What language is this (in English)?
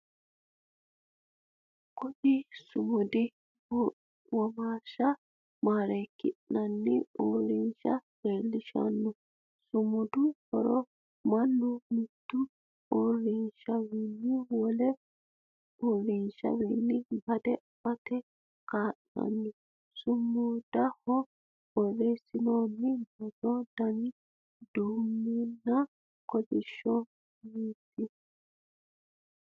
Sidamo